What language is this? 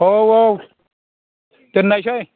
Bodo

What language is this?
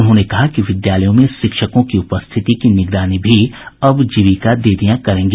Hindi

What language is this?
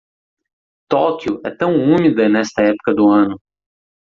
Portuguese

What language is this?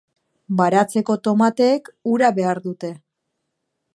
Basque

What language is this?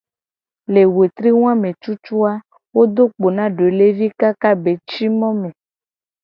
Gen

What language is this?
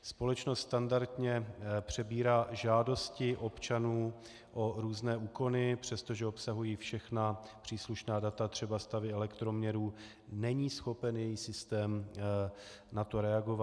Czech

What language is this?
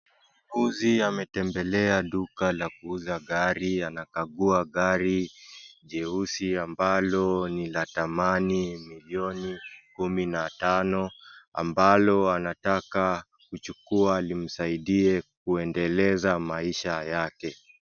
Swahili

